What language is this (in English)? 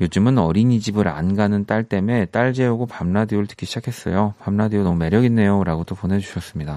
Korean